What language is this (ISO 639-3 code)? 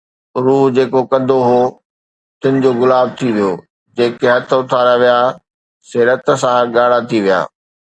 snd